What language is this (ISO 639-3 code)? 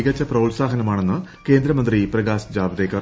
mal